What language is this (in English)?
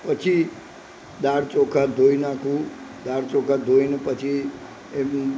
Gujarati